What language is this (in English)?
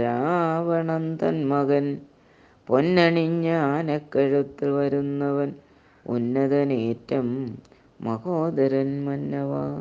Malayalam